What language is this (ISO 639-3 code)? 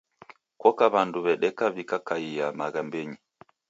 dav